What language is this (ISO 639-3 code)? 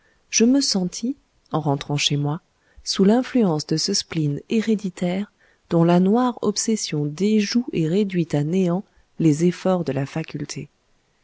fra